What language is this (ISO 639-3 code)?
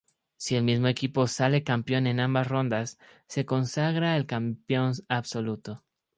spa